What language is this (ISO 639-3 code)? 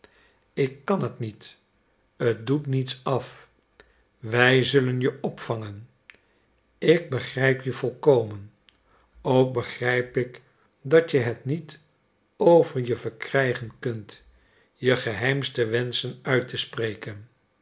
nld